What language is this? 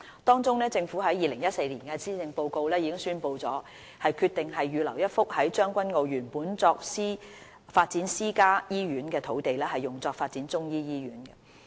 Cantonese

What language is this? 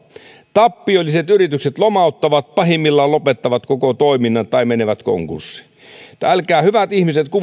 Finnish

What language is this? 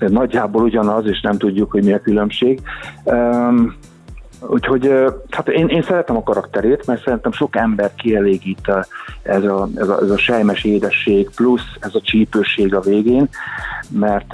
Hungarian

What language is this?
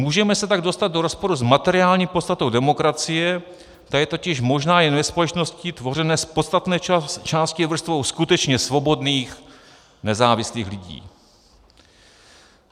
Czech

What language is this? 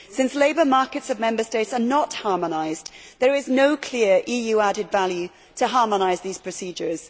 English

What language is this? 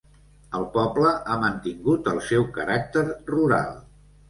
Catalan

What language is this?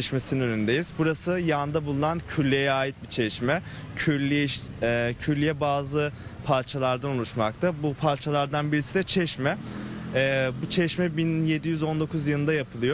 Turkish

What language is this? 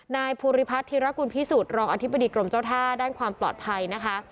Thai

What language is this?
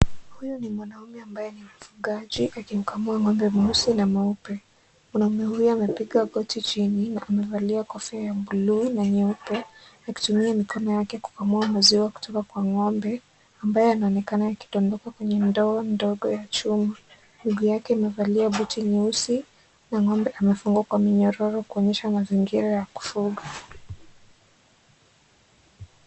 Swahili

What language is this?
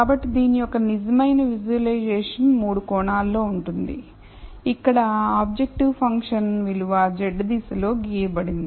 Telugu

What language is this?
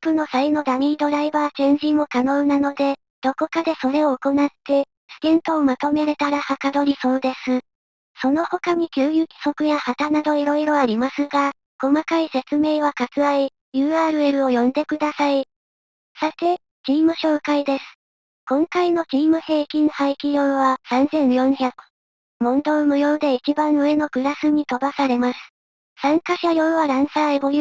Japanese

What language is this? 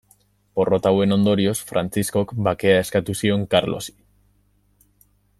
Basque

